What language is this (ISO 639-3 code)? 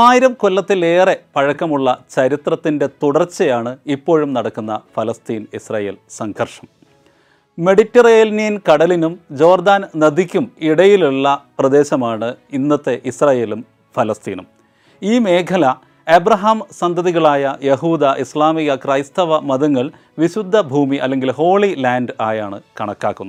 mal